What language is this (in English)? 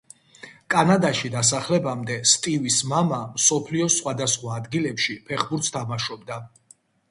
Georgian